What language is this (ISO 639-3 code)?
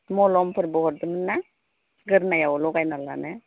brx